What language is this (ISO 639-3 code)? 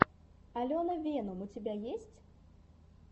rus